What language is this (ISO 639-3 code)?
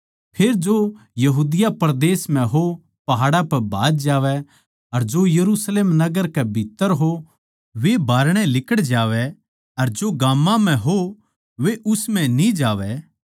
bgc